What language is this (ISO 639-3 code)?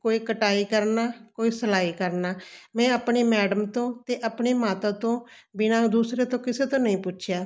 pan